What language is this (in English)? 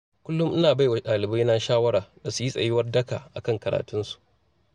Hausa